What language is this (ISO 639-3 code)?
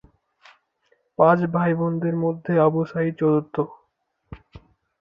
ben